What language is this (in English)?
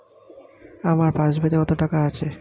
Bangla